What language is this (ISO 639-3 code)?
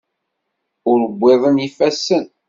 kab